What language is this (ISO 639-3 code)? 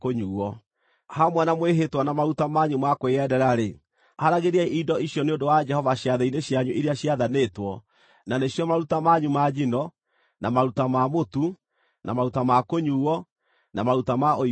kik